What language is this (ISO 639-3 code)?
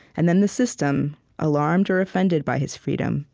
eng